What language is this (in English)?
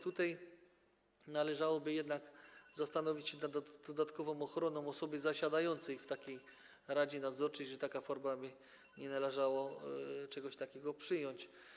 Polish